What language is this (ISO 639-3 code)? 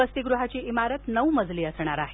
mar